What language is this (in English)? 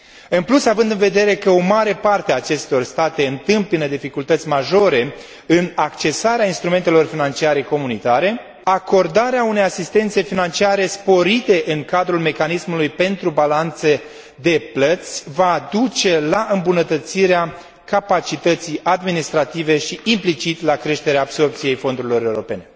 Romanian